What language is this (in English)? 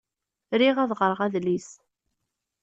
Kabyle